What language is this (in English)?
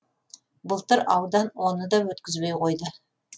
Kazakh